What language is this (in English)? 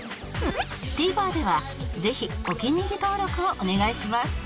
Japanese